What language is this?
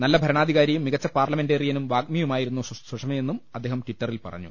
Malayalam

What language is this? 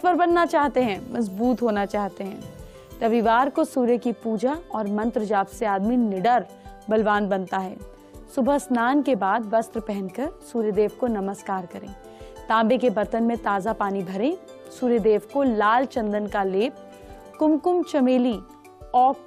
Hindi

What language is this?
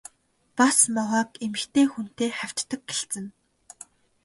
Mongolian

